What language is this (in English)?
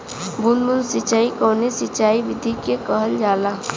Bhojpuri